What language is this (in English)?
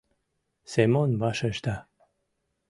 Mari